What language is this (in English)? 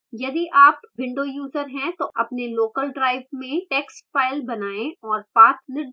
Hindi